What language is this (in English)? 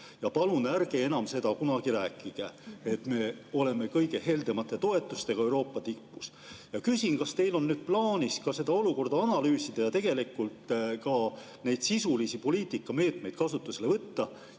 Estonian